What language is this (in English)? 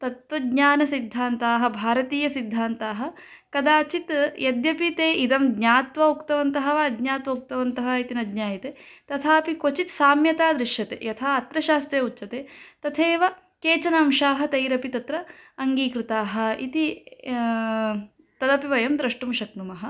Sanskrit